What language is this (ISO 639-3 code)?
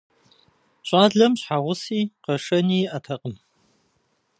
kbd